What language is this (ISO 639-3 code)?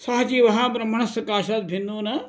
san